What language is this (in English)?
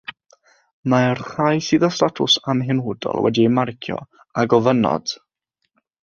Welsh